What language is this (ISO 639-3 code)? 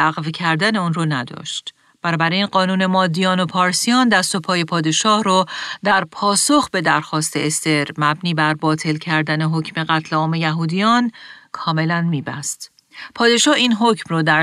fas